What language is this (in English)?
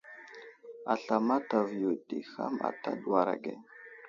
Wuzlam